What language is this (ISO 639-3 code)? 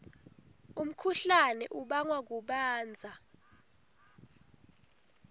ssw